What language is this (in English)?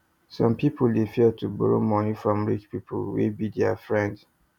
Nigerian Pidgin